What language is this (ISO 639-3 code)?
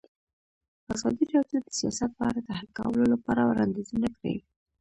pus